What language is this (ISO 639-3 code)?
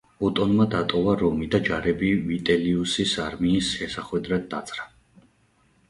kat